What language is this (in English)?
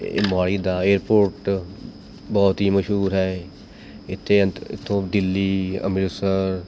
Punjabi